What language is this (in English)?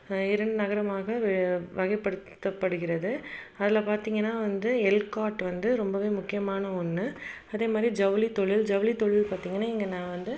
Tamil